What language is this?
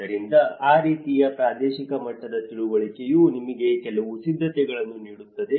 Kannada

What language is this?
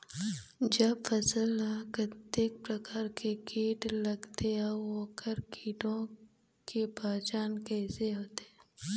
Chhattisgarhi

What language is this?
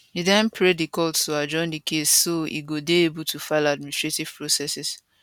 Nigerian Pidgin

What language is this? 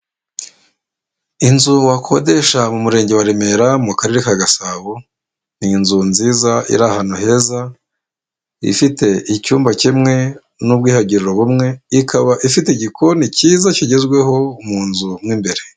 Kinyarwanda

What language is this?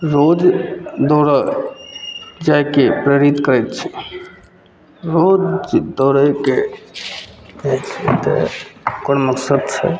Maithili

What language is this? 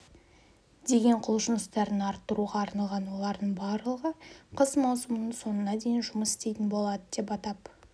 Kazakh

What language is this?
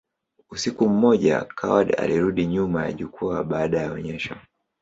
Swahili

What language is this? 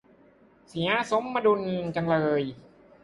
Thai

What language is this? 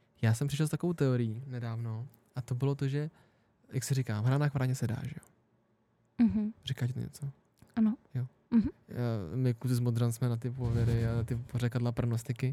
Czech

